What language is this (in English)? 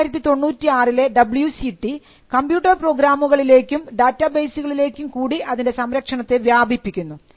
Malayalam